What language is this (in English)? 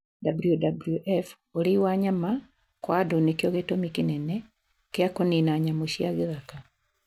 Kikuyu